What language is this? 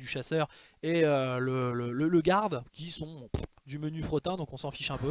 French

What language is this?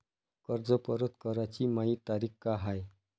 Marathi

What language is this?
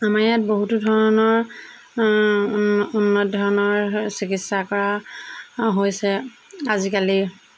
Assamese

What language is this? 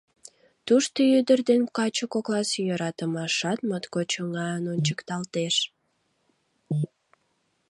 Mari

